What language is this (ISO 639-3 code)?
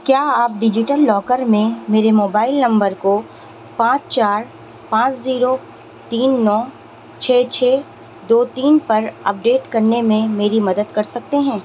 urd